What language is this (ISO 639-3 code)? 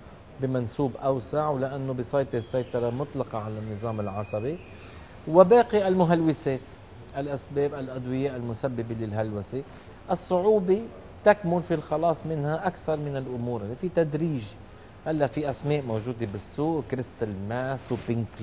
ara